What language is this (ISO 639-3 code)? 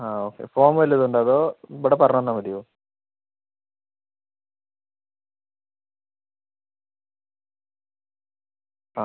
mal